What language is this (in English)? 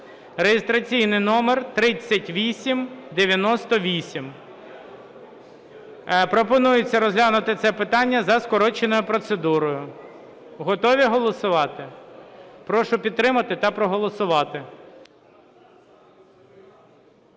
Ukrainian